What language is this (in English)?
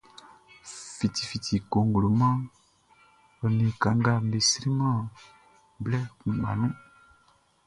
Baoulé